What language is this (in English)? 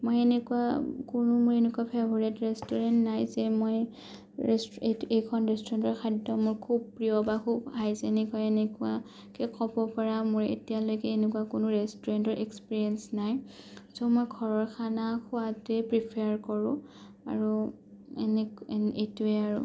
Assamese